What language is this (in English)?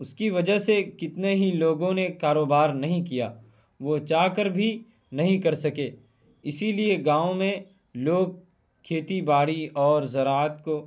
Urdu